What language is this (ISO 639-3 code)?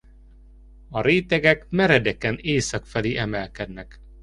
hun